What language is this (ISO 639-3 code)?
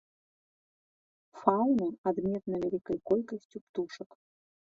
bel